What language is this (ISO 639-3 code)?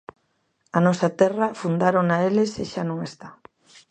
glg